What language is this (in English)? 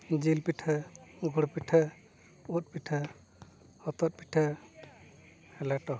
Santali